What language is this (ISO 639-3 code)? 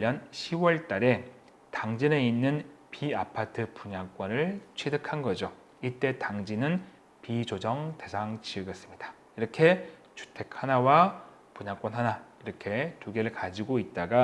kor